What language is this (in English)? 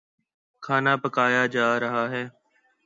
Urdu